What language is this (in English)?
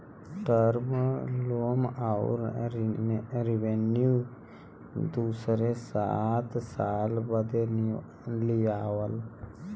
Bhojpuri